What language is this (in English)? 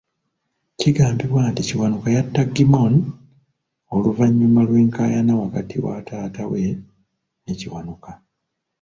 Ganda